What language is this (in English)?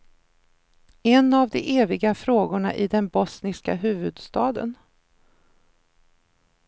Swedish